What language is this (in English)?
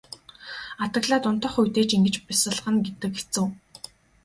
Mongolian